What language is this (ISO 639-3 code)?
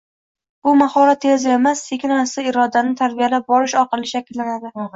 uzb